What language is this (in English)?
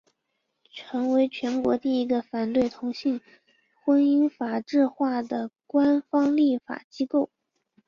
Chinese